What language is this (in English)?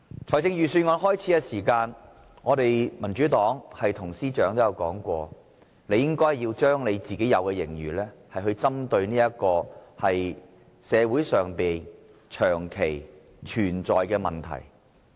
Cantonese